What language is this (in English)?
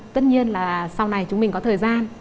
Vietnamese